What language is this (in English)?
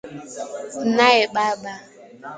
Swahili